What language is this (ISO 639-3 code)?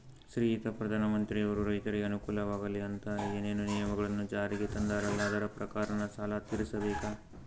kan